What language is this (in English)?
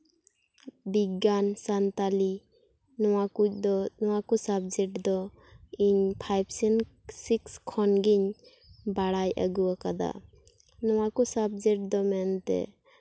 Santali